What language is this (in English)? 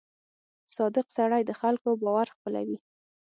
Pashto